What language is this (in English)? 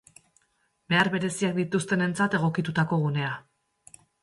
Basque